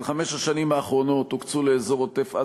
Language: Hebrew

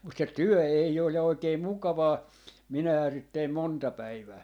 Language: Finnish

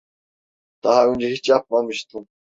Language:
Turkish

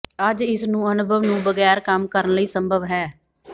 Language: Punjabi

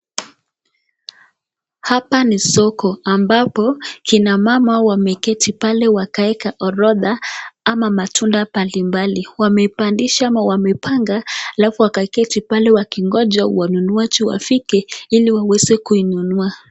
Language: Swahili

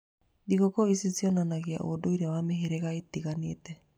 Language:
Kikuyu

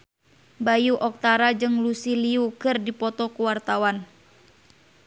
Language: Sundanese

